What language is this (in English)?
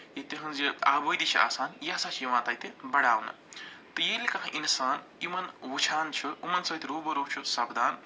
Kashmiri